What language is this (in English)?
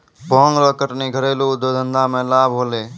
Maithili